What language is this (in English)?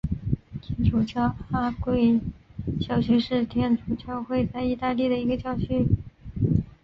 Chinese